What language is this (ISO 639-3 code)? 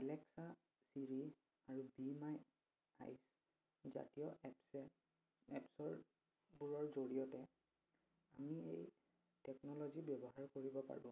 asm